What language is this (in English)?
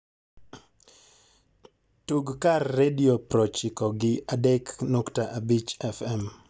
Luo (Kenya and Tanzania)